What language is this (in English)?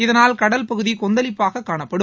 Tamil